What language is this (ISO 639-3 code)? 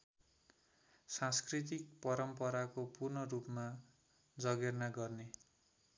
nep